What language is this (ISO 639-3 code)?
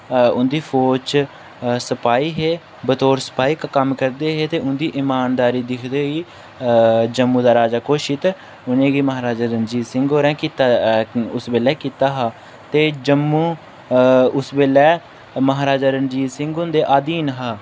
doi